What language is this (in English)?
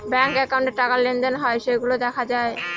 Bangla